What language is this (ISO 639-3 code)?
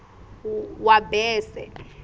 ssw